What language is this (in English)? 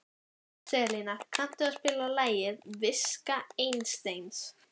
Icelandic